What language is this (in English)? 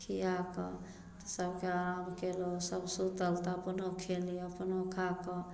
Maithili